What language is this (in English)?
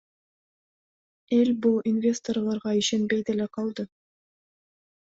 Kyrgyz